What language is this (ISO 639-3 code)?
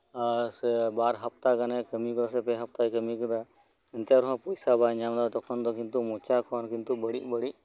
sat